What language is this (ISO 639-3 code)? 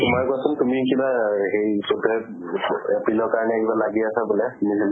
asm